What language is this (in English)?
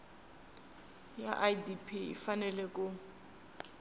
Tsonga